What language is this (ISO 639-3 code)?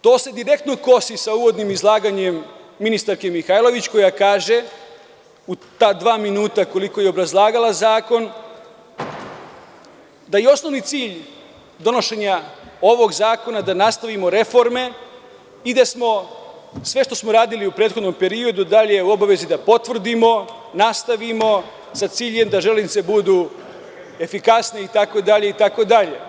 srp